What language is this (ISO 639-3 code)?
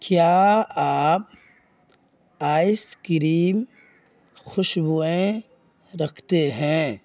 urd